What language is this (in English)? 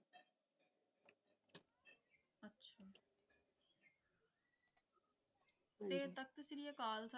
Punjabi